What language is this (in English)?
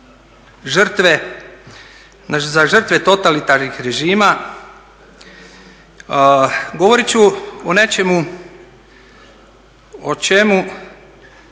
Croatian